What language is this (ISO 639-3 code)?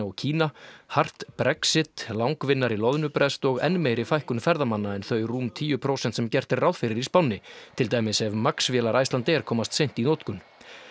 isl